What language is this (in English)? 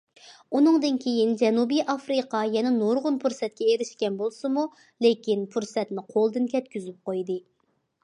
Uyghur